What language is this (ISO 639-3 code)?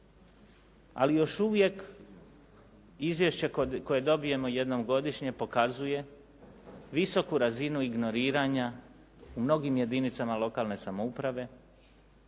hrv